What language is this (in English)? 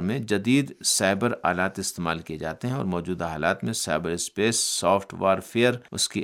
Urdu